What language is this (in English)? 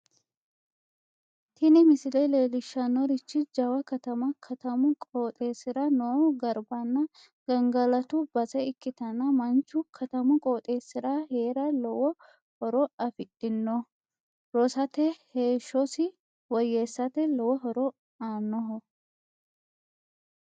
Sidamo